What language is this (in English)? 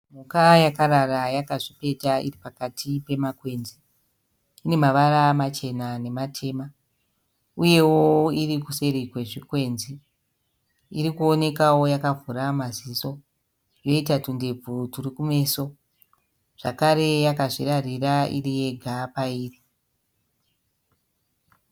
Shona